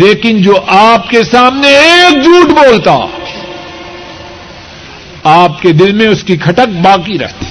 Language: Urdu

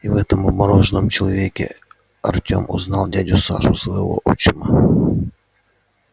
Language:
Russian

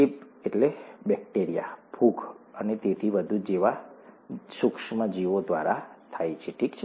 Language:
Gujarati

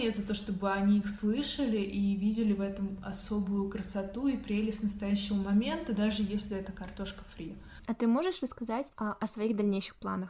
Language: Russian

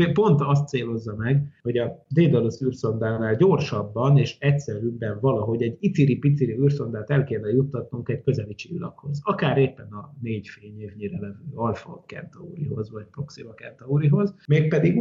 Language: Hungarian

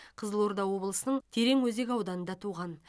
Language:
Kazakh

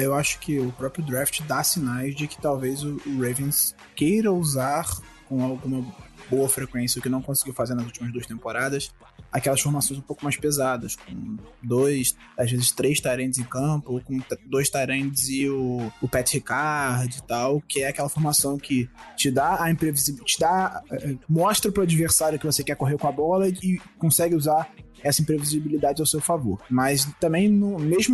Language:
Portuguese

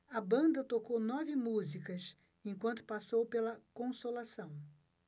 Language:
Portuguese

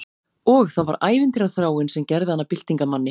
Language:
Icelandic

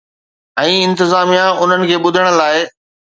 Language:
Sindhi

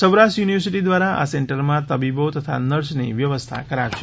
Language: Gujarati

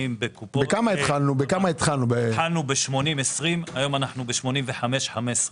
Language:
Hebrew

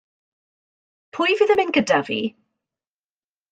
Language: Welsh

